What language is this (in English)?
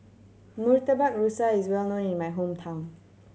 English